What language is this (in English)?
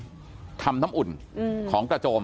Thai